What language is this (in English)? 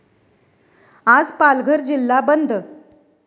Marathi